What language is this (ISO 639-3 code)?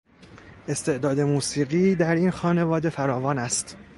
fas